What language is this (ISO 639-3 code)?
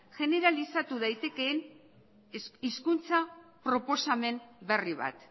eus